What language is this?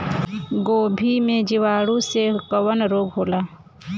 Bhojpuri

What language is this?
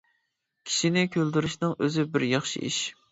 Uyghur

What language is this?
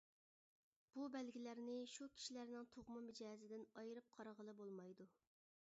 Uyghur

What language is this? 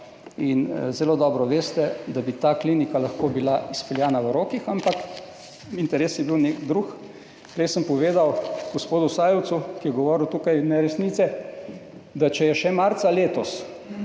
Slovenian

